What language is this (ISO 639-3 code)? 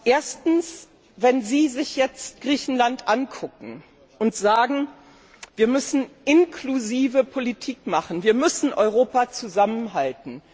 deu